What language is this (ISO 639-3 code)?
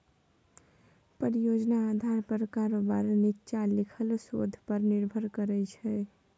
mai